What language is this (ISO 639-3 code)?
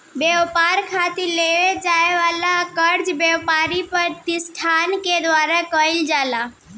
bho